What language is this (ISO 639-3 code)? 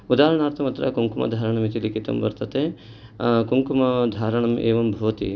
san